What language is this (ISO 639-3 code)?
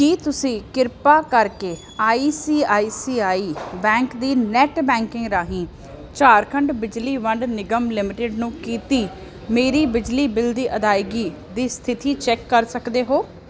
pan